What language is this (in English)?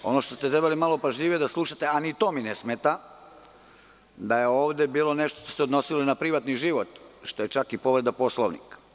Serbian